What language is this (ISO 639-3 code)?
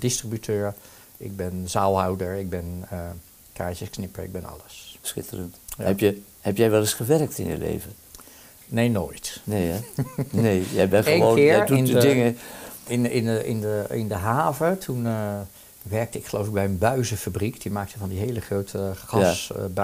nld